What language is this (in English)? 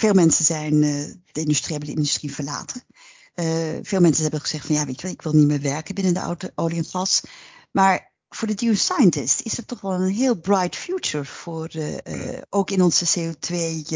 Dutch